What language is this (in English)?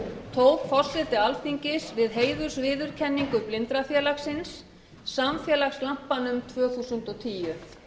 Icelandic